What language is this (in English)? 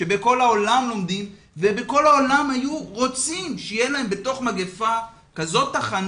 Hebrew